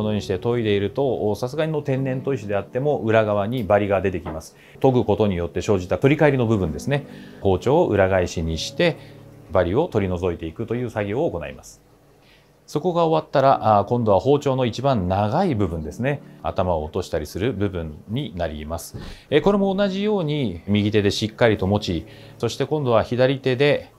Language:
Japanese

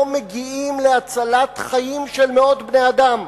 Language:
Hebrew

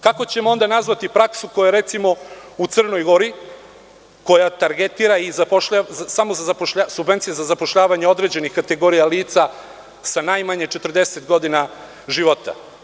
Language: Serbian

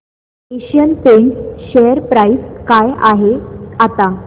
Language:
Marathi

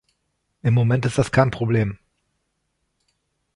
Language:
German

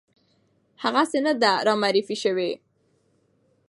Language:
Pashto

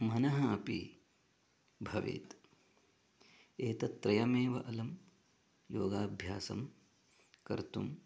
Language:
Sanskrit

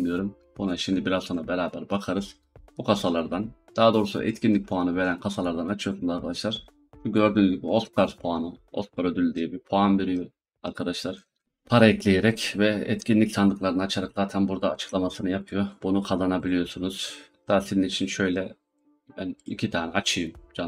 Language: Turkish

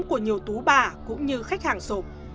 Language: Vietnamese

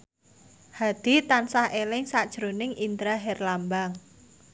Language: Javanese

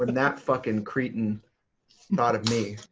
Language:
English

